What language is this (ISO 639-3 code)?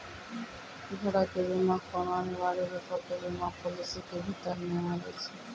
mai